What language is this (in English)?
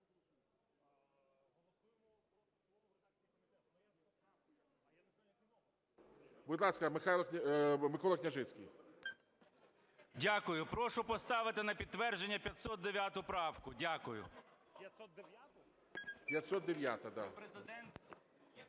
Ukrainian